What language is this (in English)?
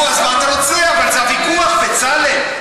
Hebrew